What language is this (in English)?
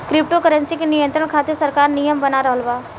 Bhojpuri